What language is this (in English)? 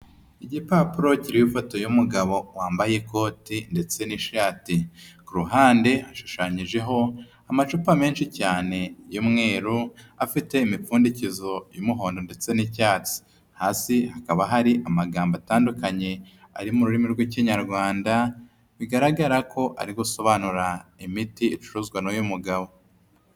Kinyarwanda